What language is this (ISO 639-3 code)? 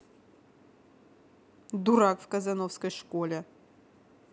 rus